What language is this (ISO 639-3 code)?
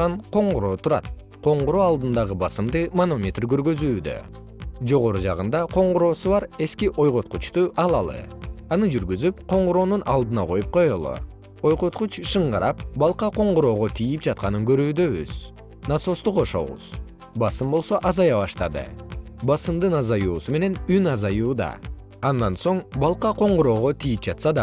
kir